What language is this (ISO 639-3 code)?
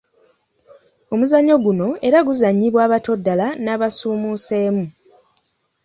lug